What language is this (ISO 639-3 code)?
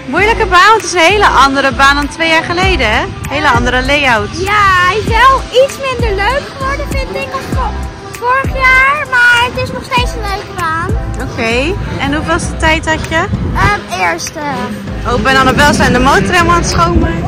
nld